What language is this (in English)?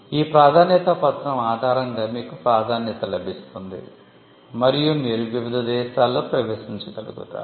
Telugu